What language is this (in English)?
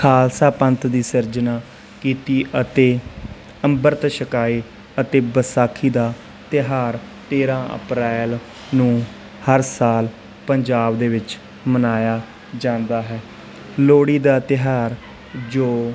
Punjabi